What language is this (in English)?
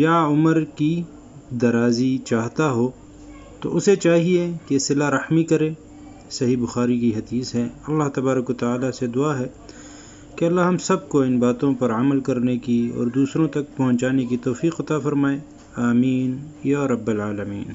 Urdu